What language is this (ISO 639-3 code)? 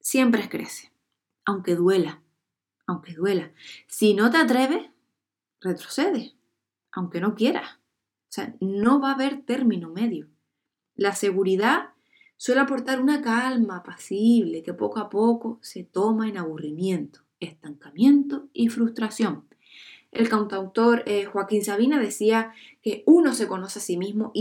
spa